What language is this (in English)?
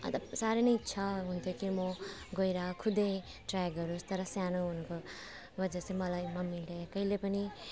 Nepali